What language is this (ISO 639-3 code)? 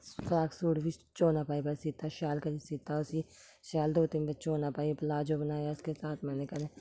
doi